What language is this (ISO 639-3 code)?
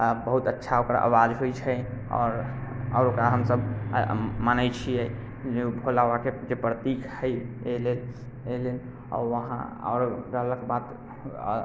mai